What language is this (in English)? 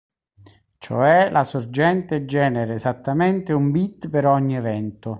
Italian